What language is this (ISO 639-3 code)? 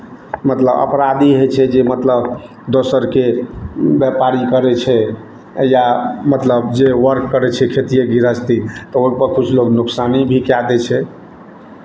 mai